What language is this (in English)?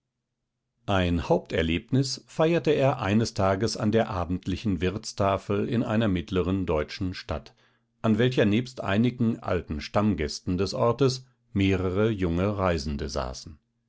German